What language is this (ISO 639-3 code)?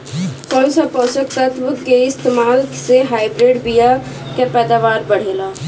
bho